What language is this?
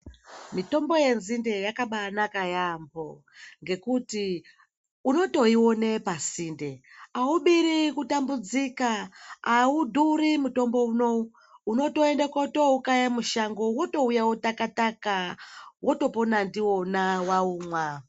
Ndau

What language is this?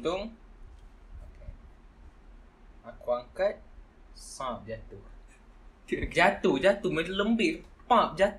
Malay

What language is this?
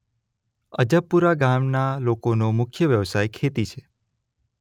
Gujarati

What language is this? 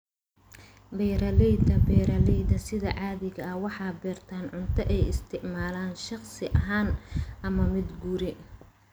Somali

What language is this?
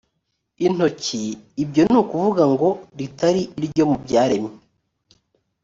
Kinyarwanda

